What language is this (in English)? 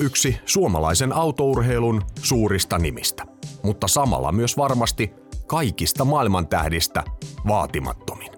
Finnish